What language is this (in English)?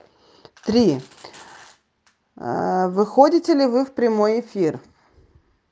Russian